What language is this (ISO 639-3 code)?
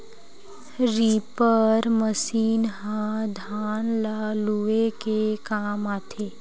hne